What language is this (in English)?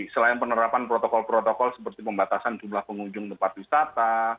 Indonesian